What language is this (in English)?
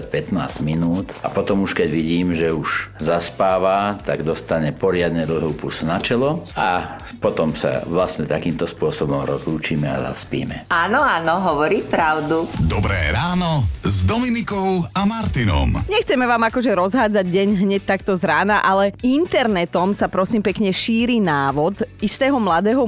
Slovak